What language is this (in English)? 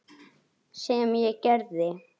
Icelandic